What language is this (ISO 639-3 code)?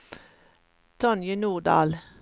nor